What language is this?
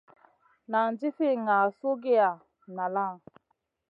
Masana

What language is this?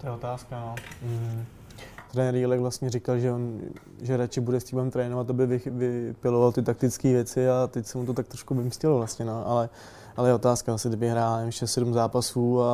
Czech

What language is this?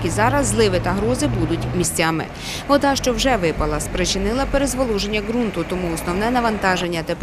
Ukrainian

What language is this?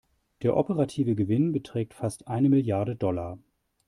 German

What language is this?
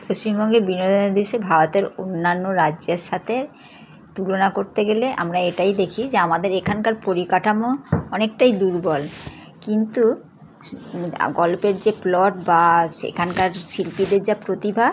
Bangla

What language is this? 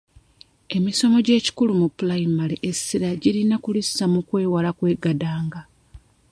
Ganda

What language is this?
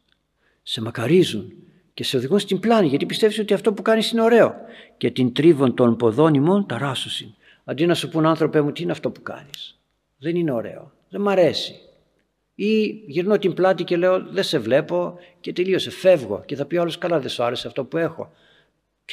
Greek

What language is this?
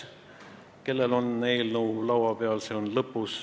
Estonian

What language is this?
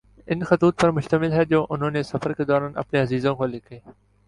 Urdu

